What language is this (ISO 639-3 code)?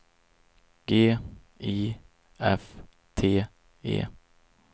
swe